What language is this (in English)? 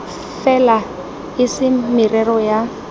Tswana